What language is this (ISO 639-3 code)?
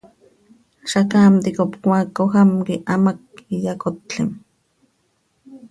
sei